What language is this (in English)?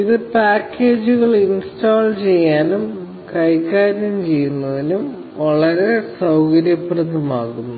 Malayalam